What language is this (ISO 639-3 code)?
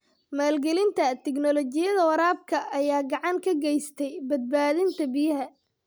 som